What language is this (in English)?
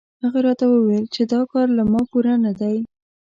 Pashto